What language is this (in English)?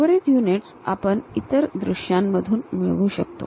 Marathi